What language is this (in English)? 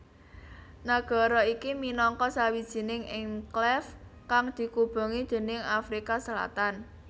Javanese